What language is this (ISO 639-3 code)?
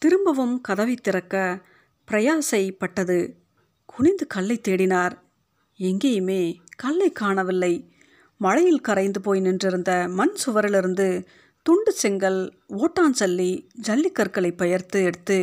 tam